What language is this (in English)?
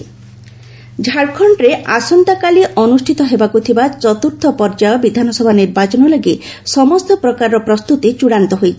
Odia